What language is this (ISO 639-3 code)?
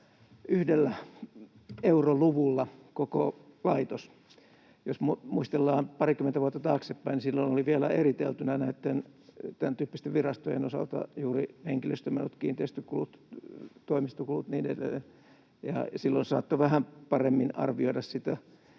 fin